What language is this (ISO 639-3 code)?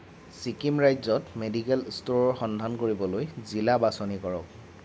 asm